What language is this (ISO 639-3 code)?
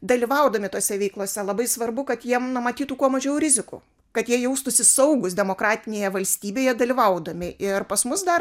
lit